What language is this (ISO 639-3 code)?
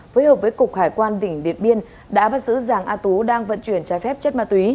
vie